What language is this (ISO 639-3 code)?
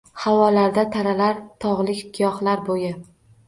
uzb